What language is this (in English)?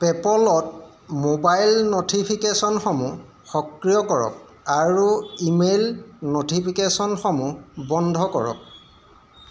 Assamese